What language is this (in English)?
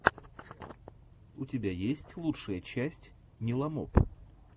Russian